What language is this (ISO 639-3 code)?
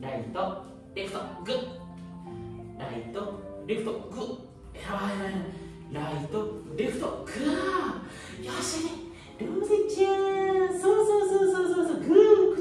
jpn